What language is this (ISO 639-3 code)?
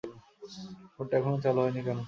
ben